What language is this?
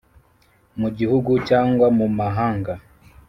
Kinyarwanda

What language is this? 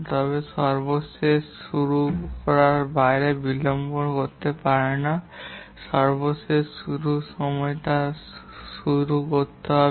Bangla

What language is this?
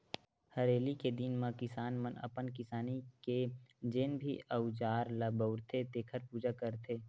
Chhattisgarhi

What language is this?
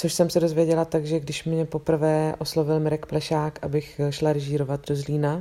Czech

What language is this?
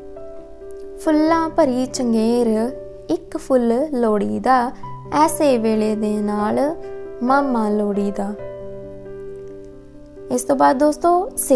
Hindi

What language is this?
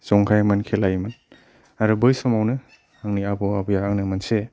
Bodo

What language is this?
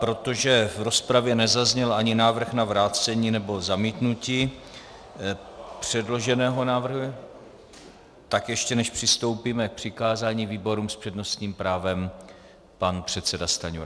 Czech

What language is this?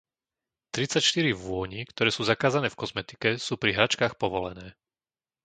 Slovak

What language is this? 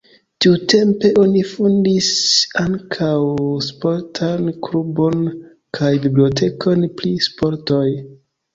Esperanto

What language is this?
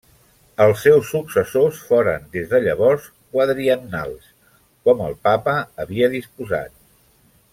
Catalan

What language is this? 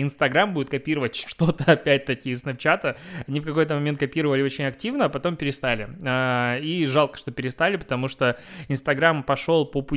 Russian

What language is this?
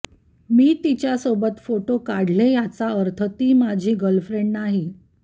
Marathi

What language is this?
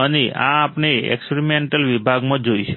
Gujarati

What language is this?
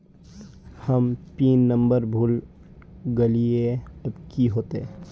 Magahi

